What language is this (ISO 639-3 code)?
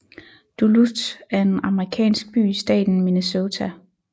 dan